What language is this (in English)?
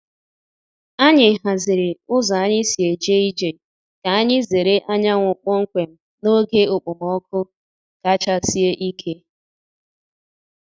Igbo